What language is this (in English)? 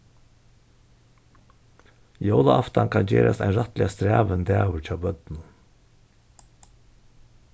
Faroese